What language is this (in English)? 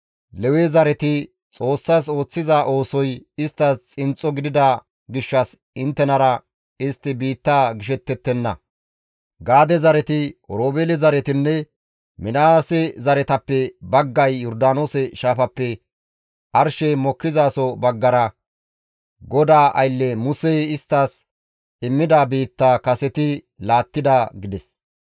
Gamo